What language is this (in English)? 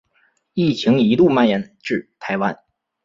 Chinese